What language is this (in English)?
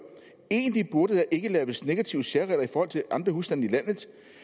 Danish